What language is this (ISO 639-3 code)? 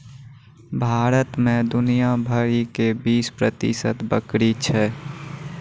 mai